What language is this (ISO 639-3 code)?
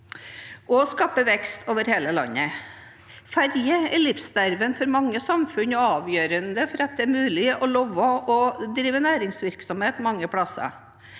nor